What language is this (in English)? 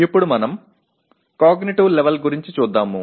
Telugu